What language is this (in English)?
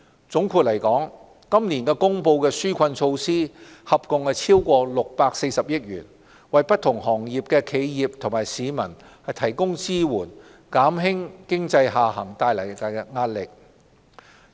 Cantonese